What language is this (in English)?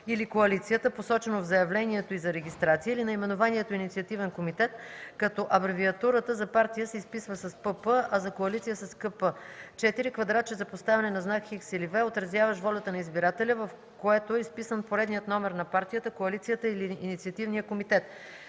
Bulgarian